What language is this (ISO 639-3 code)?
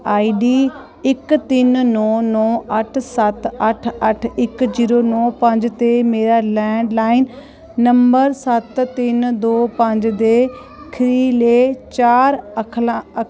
doi